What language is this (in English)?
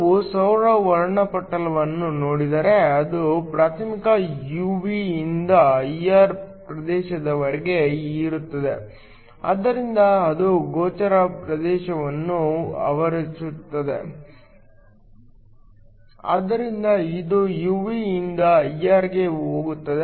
Kannada